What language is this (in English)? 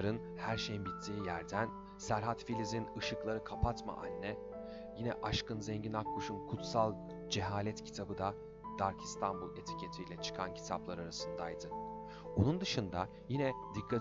Turkish